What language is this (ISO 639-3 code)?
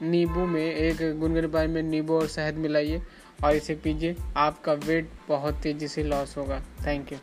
hin